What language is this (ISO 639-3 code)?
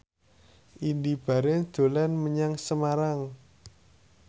jav